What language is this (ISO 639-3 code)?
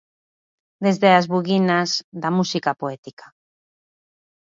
glg